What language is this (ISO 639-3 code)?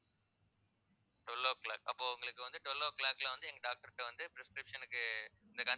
tam